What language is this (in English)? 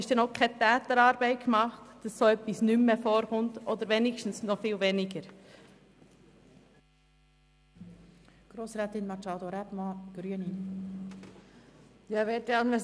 Swiss German